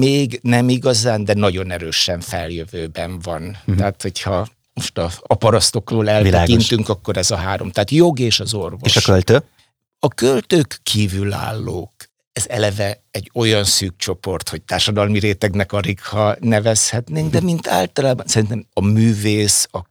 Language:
Hungarian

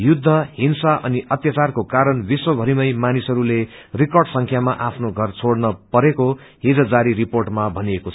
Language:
Nepali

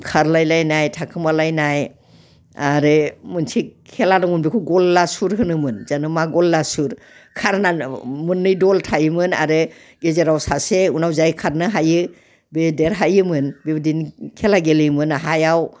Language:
Bodo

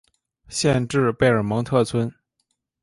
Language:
Chinese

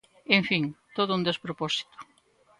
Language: Galician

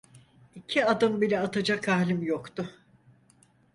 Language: Turkish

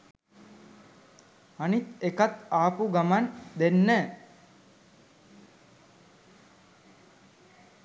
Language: Sinhala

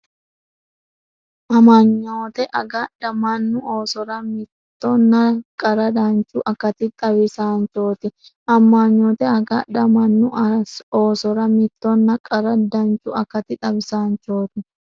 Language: Sidamo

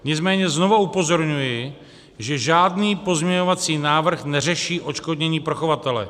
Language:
Czech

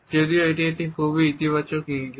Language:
Bangla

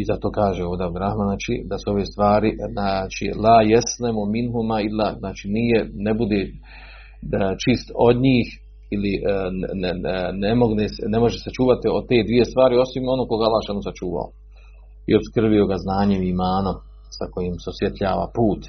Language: Croatian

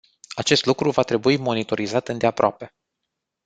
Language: Romanian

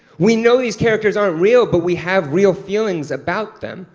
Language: English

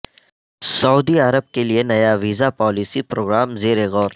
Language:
Urdu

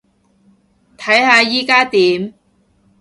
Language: Cantonese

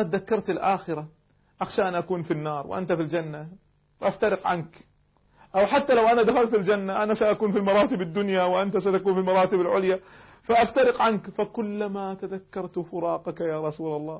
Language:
Arabic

